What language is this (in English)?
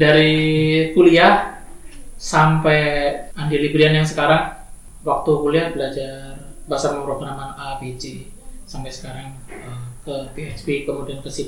Indonesian